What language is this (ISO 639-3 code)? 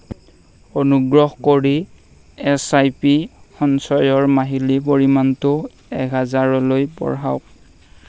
asm